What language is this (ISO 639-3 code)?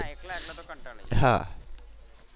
guj